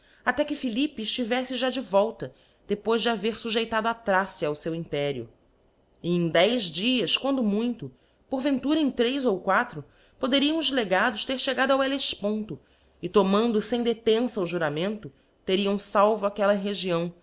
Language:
Portuguese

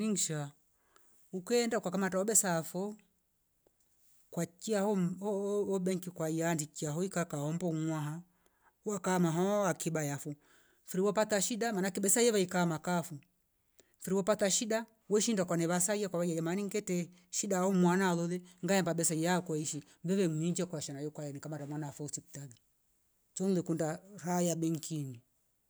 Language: Rombo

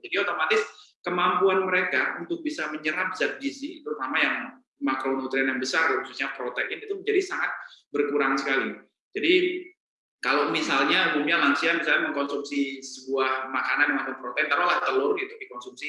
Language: Indonesian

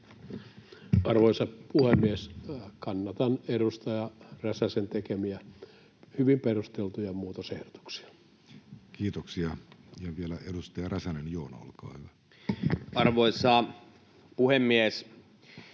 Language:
Finnish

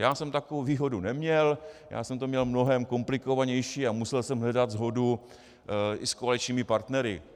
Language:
Czech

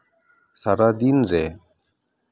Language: Santali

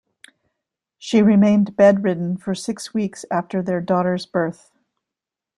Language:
English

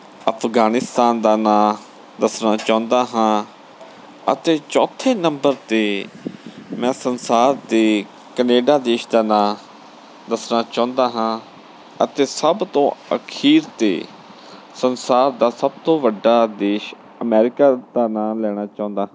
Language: Punjabi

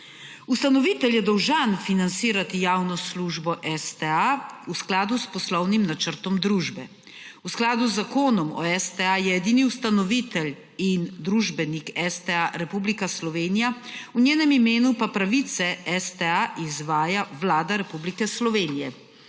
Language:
Slovenian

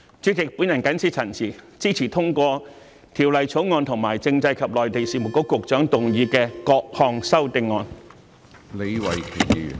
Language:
Cantonese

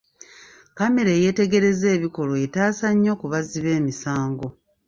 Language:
Ganda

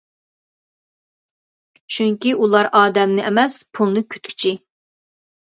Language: Uyghur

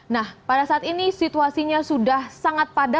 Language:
Indonesian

